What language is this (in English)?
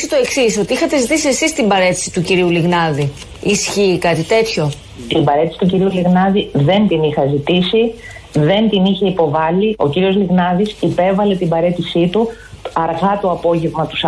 Greek